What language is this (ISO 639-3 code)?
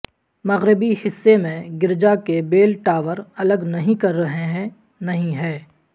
urd